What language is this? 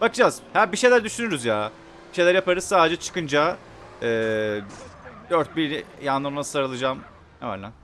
Turkish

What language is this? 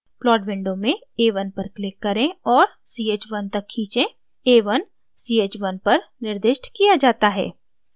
Hindi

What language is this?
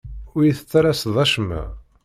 Kabyle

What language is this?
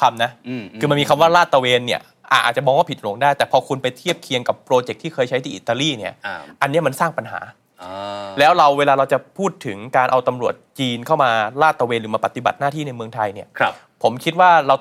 Thai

